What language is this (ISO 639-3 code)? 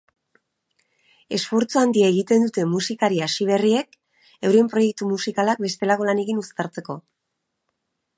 eus